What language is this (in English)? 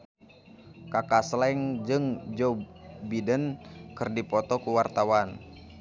Sundanese